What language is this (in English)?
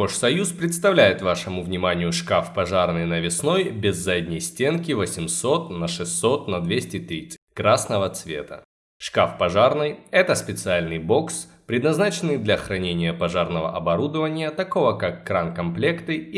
Russian